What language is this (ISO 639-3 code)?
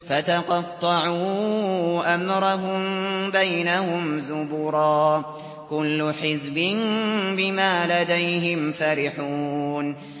ara